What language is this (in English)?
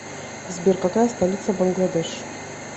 Russian